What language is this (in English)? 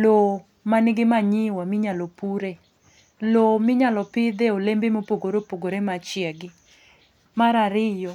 Luo (Kenya and Tanzania)